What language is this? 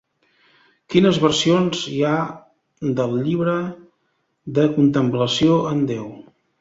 Catalan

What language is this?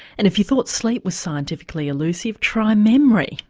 English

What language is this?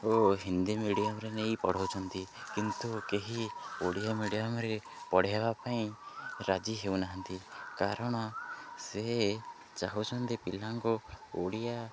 Odia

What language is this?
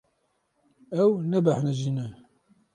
Kurdish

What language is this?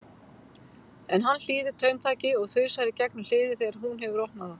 Icelandic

